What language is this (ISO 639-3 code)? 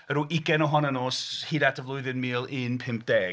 cym